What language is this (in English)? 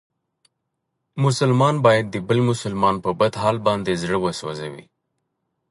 Pashto